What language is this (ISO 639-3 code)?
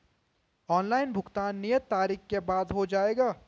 hin